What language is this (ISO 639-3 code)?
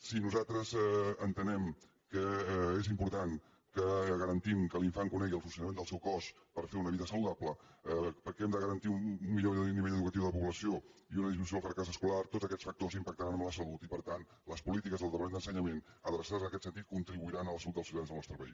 cat